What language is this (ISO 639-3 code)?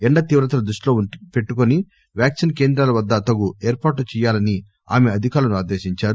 tel